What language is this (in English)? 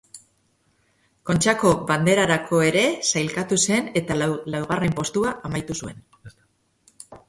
Basque